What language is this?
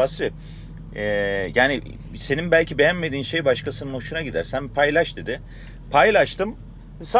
Turkish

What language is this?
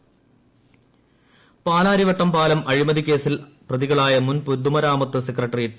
Malayalam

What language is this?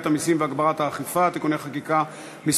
Hebrew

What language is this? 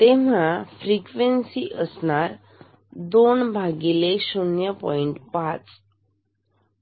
Marathi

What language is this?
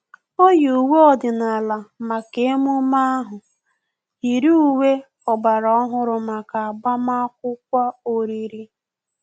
Igbo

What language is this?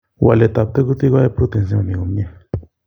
Kalenjin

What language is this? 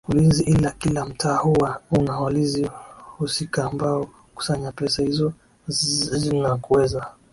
Swahili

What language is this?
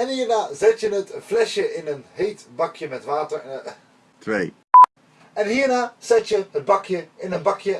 Dutch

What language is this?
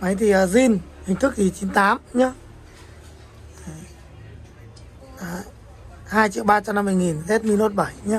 Vietnamese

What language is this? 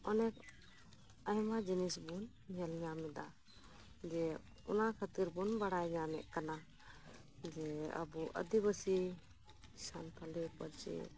Santali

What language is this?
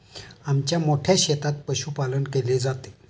Marathi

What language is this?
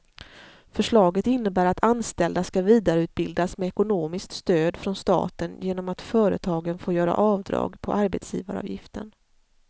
Swedish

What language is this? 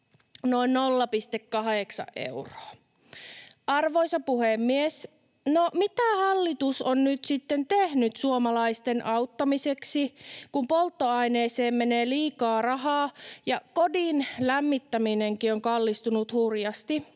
Finnish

